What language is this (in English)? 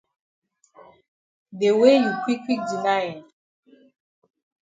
Cameroon Pidgin